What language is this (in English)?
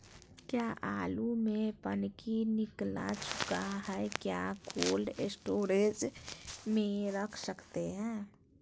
Magahi